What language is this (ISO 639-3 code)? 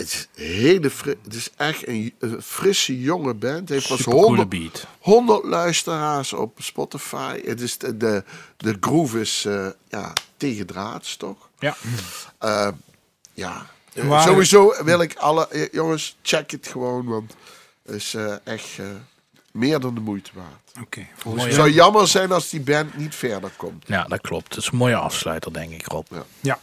nld